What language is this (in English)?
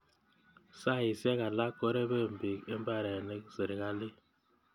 Kalenjin